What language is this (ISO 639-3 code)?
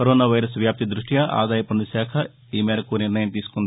tel